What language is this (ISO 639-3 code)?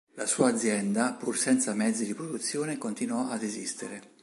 ita